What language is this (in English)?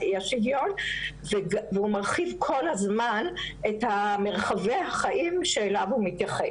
Hebrew